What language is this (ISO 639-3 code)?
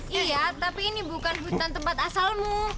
ind